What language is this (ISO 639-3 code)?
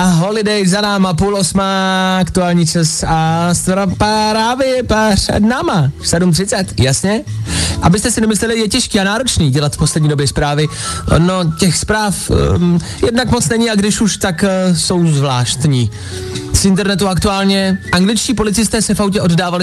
ces